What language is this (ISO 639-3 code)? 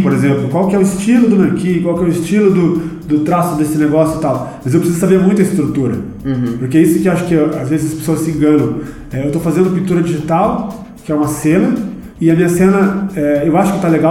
por